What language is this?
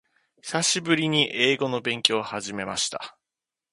Japanese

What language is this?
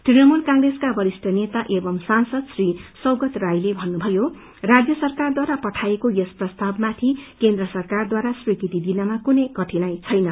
Nepali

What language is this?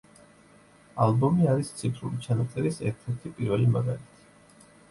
Georgian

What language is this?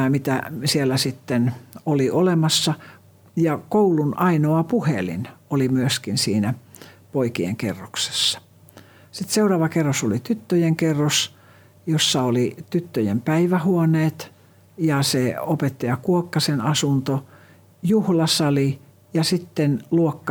Finnish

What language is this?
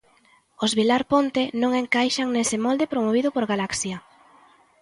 Galician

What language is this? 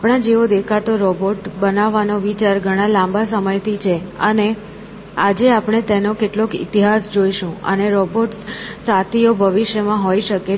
Gujarati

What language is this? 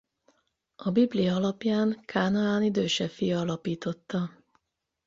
Hungarian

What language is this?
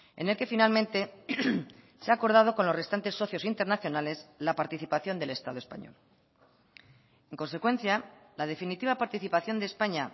Spanish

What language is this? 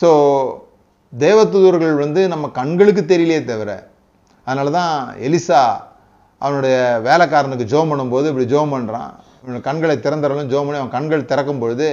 Tamil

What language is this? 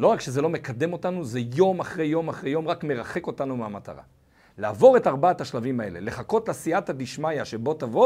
Hebrew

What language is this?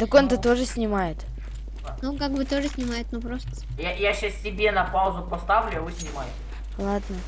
Russian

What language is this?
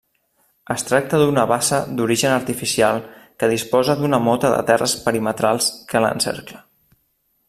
Catalan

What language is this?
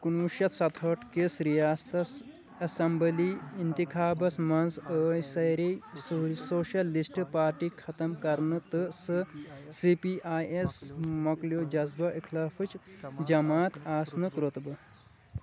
Kashmiri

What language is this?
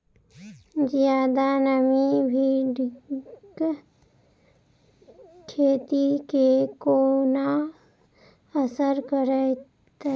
Maithili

